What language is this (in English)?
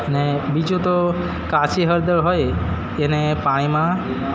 Gujarati